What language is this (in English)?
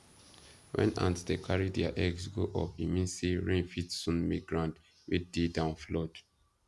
Nigerian Pidgin